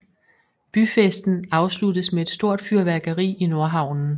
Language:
Danish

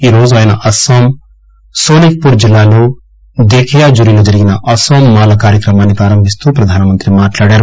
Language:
Telugu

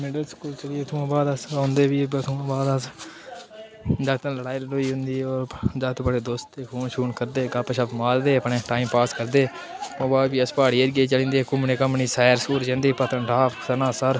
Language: Dogri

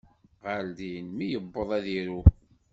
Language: Kabyle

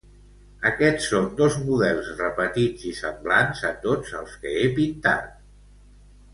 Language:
Catalan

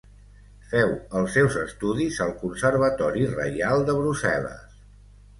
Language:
Catalan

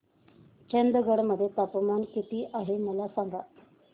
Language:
Marathi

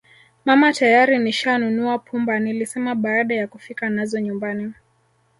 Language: Swahili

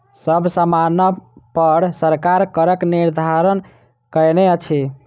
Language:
Maithili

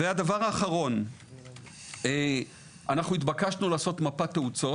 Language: Hebrew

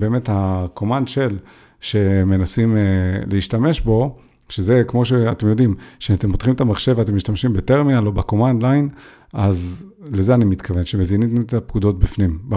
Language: Hebrew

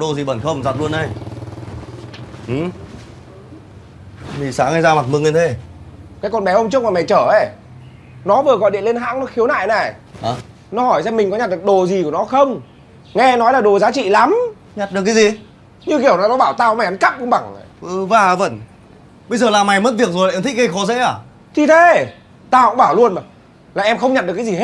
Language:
Vietnamese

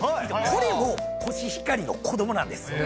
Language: Japanese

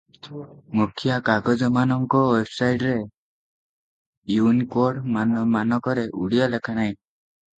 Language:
Odia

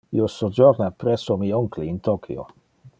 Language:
Interlingua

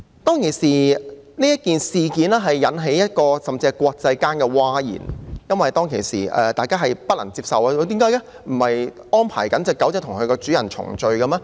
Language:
Cantonese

